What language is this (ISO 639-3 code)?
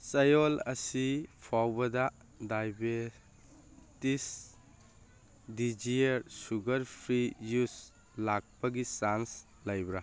mni